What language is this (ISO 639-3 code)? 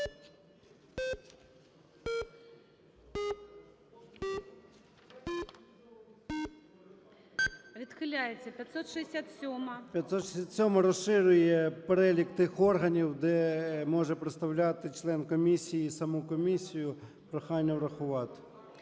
ukr